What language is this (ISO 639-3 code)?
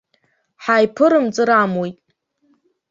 abk